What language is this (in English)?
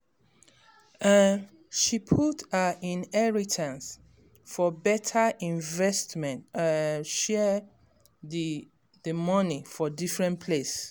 Nigerian Pidgin